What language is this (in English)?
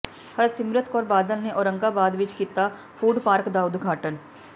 Punjabi